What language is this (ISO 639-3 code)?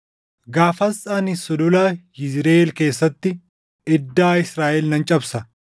orm